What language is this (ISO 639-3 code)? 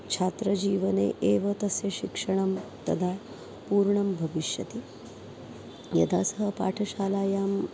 san